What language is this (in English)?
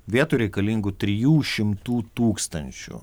Lithuanian